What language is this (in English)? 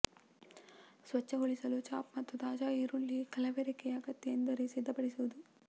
Kannada